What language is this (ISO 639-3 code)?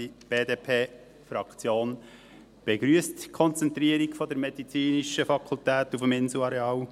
gsw